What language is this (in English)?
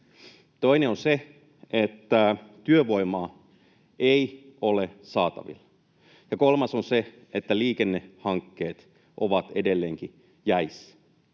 Finnish